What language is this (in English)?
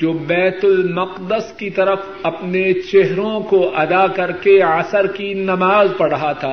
Urdu